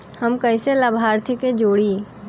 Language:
Bhojpuri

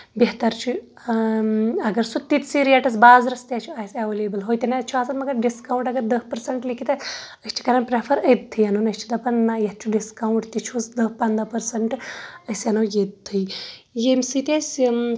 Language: Kashmiri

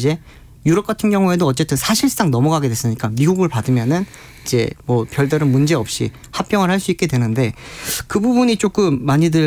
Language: Korean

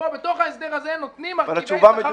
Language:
Hebrew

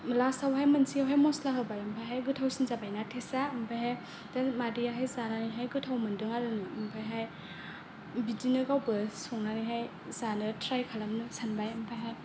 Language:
Bodo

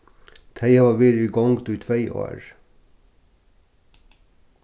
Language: Faroese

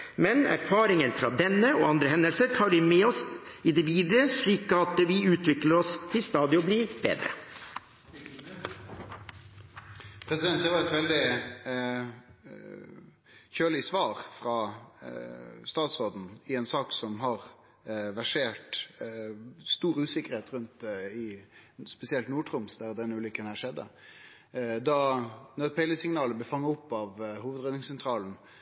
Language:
Norwegian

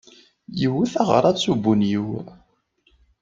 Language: Kabyle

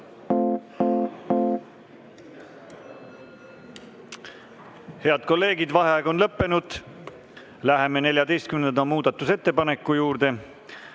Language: Estonian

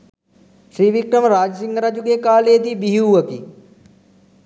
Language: Sinhala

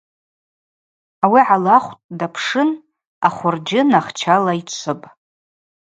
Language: Abaza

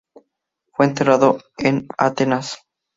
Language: Spanish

